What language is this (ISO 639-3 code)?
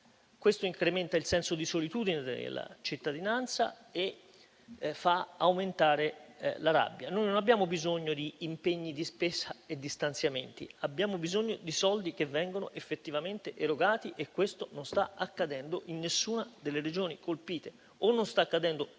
ita